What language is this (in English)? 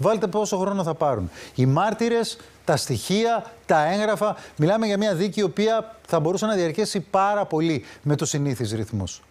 Greek